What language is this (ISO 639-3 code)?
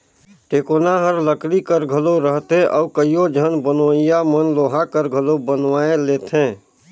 hne